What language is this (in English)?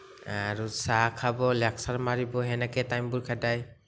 Assamese